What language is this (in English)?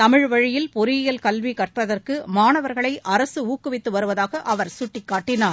Tamil